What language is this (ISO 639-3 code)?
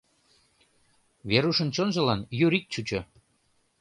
chm